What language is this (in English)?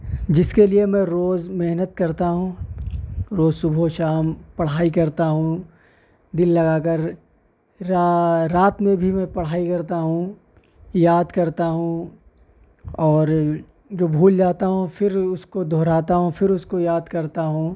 Urdu